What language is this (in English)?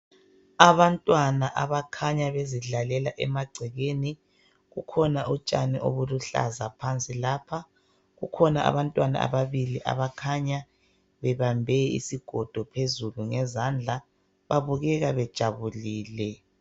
North Ndebele